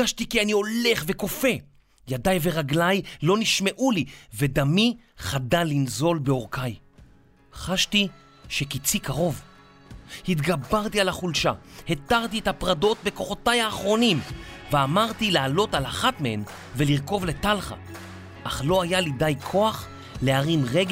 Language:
Hebrew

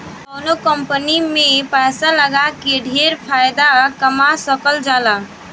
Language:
Bhojpuri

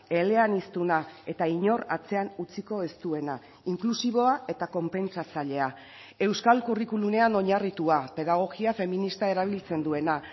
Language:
Basque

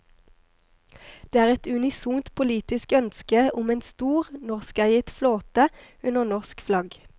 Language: Norwegian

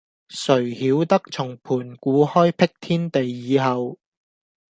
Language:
Cantonese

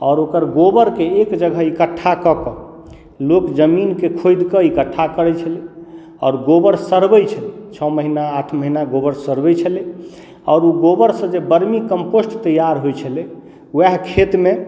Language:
Maithili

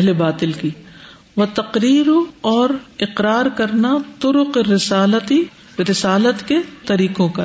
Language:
Urdu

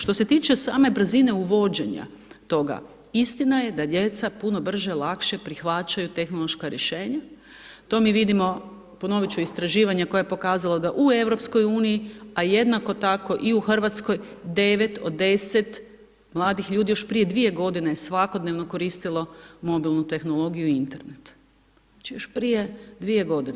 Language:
Croatian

